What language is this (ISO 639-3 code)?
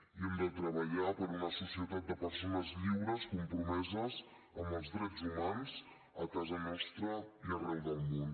cat